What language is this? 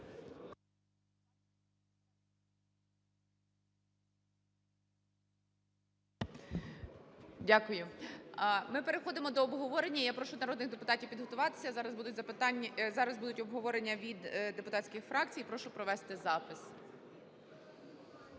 Ukrainian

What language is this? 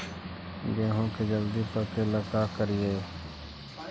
Magahi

